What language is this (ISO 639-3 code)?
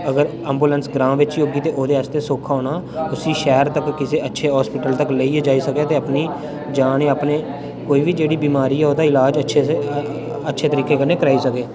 doi